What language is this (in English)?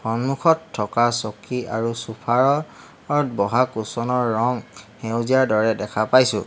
Assamese